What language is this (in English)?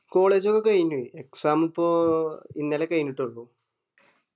Malayalam